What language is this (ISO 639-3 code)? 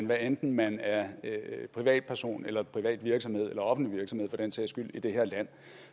dan